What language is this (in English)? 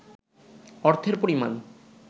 Bangla